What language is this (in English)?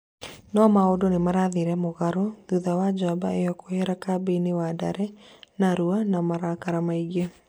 Kikuyu